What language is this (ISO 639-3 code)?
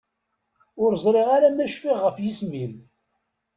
kab